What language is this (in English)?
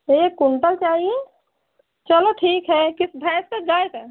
Hindi